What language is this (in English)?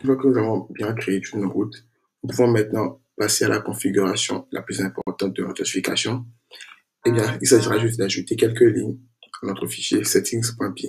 French